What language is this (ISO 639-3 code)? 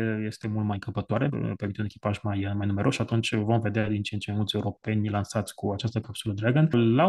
ron